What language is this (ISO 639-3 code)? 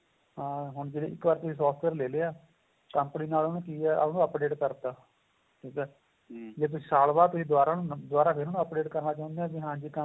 pan